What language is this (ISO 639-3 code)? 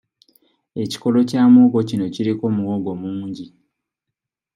lug